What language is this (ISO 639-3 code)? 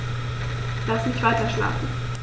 deu